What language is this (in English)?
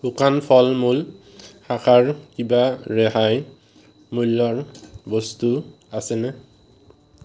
Assamese